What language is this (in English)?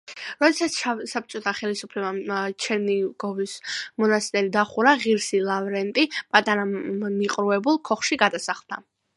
Georgian